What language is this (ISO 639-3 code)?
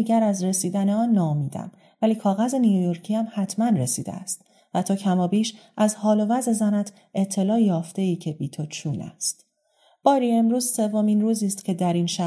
fas